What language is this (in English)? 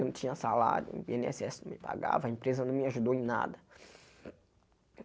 Portuguese